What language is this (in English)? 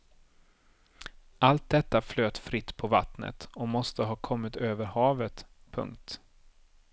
Swedish